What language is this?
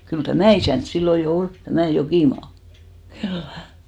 Finnish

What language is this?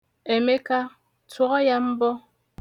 Igbo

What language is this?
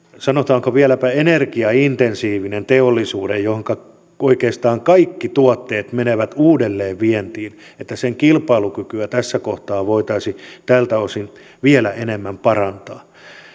Finnish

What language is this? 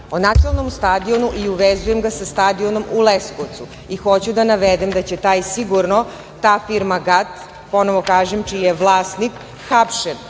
Serbian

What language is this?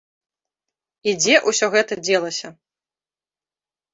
Belarusian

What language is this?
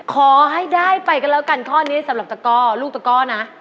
Thai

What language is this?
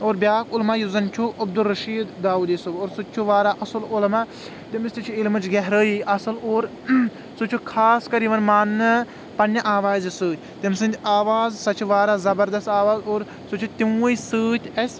Kashmiri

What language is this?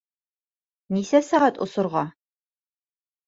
Bashkir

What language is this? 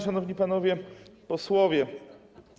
Polish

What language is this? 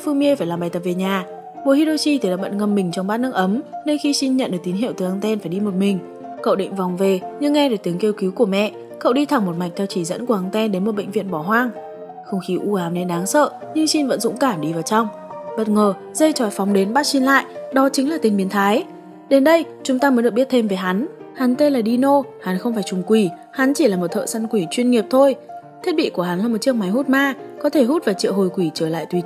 Vietnamese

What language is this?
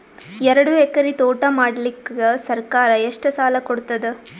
Kannada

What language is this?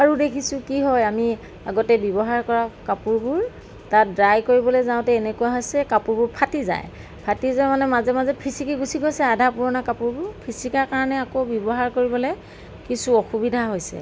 Assamese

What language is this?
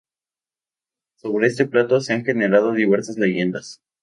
Spanish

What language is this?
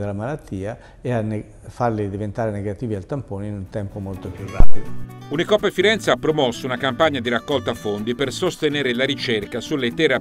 Italian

